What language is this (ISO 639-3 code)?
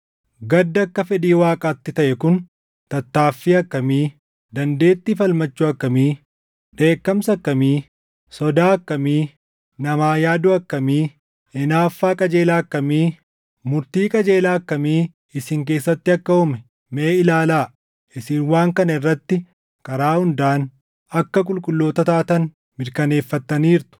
orm